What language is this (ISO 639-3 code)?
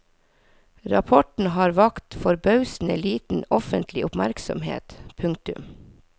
nor